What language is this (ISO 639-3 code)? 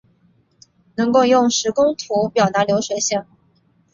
zho